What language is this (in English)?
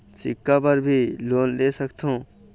Chhattisgarhi